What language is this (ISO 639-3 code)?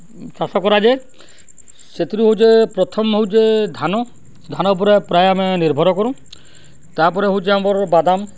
ori